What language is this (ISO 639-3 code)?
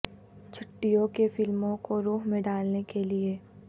urd